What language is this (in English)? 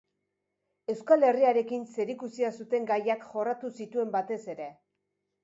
Basque